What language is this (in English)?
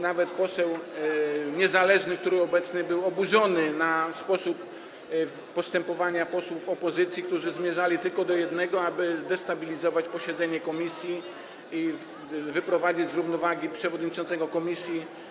Polish